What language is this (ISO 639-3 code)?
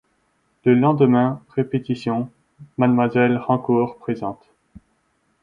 fra